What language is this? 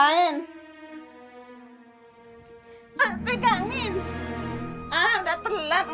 Indonesian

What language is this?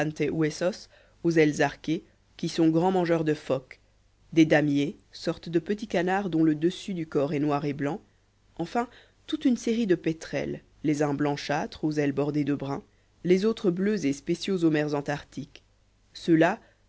French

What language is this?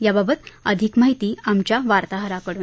Marathi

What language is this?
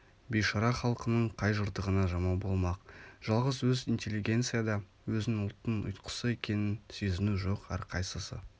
Kazakh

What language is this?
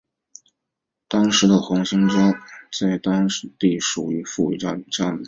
Chinese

